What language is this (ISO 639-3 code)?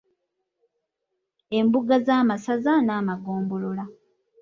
lug